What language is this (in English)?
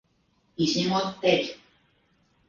Latvian